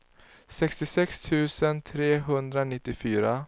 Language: Swedish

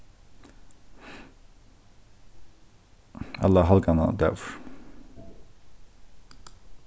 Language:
Faroese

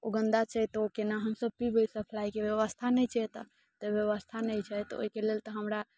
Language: Maithili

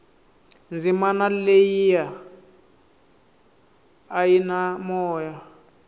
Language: Tsonga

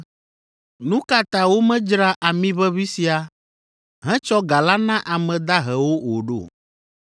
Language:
Ewe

